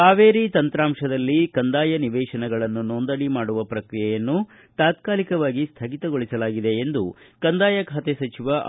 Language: Kannada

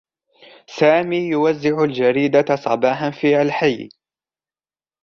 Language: Arabic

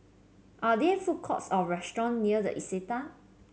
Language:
English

